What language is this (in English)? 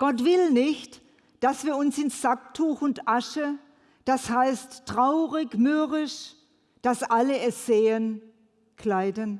German